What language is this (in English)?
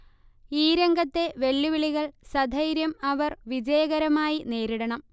Malayalam